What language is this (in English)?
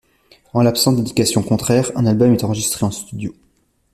French